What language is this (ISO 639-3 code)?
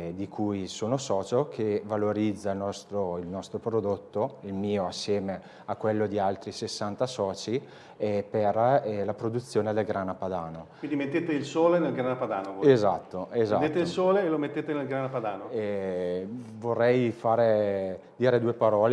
ita